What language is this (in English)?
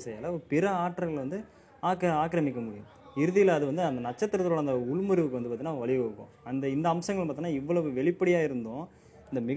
Tamil